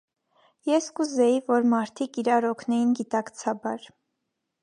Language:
Armenian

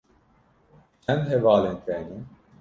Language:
Kurdish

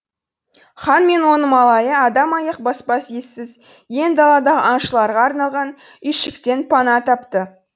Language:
Kazakh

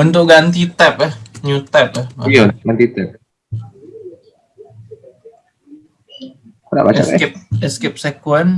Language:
Indonesian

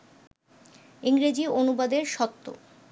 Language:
Bangla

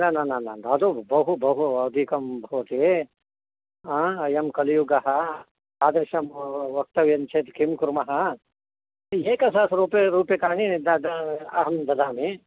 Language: Sanskrit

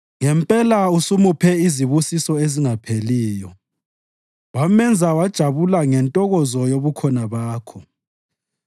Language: North Ndebele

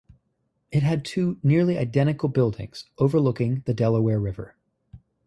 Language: English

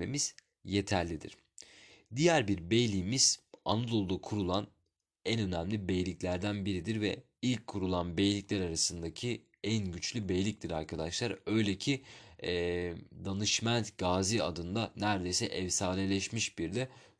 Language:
Turkish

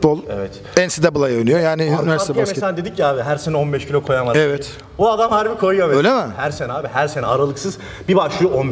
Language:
Turkish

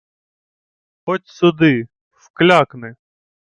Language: Ukrainian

